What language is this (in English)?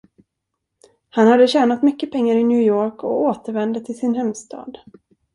Swedish